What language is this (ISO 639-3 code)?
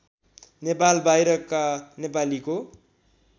nep